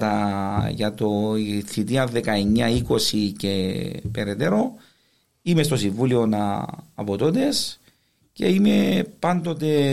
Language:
Greek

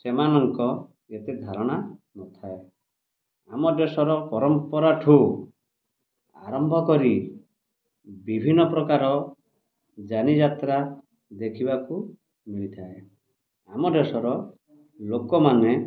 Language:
Odia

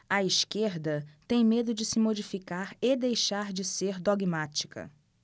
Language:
Portuguese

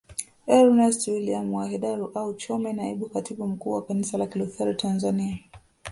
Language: Swahili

